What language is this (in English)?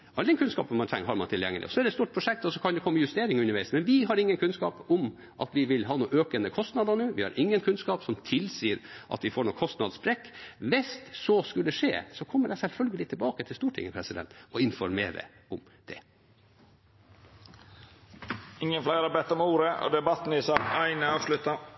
Norwegian